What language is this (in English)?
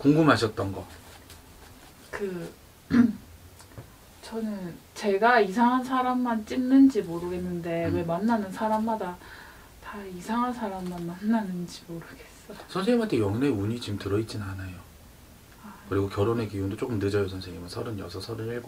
Korean